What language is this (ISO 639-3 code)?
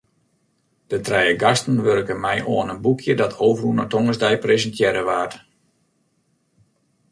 fry